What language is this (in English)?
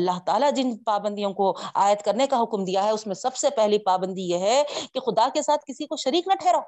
Urdu